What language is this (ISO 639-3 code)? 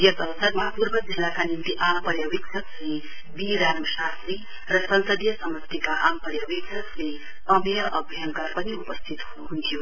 nep